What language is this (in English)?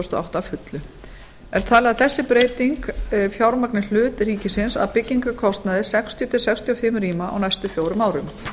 Icelandic